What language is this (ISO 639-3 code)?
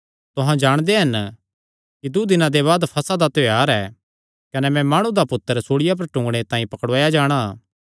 xnr